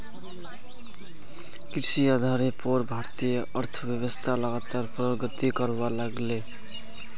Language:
Magahi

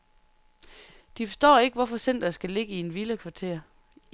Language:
Danish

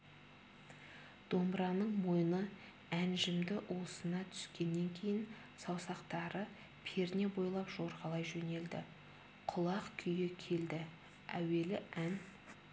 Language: Kazakh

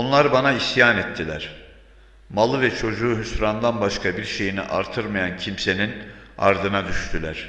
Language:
Turkish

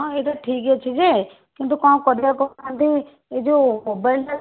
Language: Odia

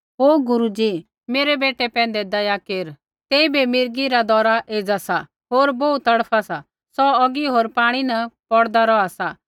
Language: Kullu Pahari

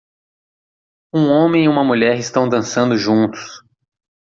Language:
Portuguese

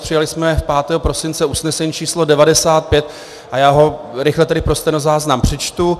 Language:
Czech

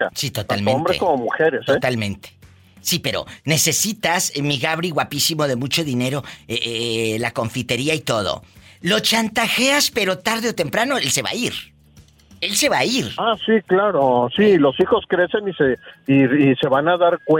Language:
Spanish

